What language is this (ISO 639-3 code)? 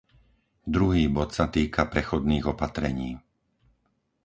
slk